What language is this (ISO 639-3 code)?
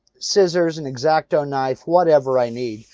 eng